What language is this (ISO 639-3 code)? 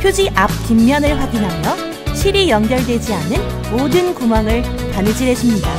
kor